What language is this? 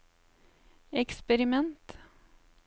Norwegian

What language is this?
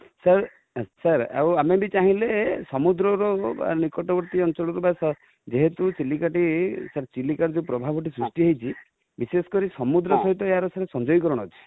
Odia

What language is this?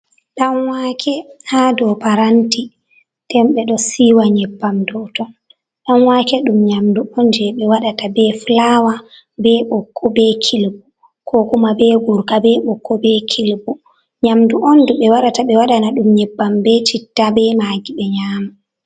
Fula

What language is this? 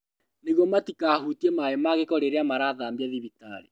Kikuyu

